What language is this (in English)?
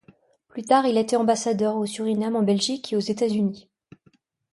French